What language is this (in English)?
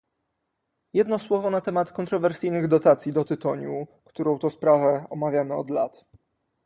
Polish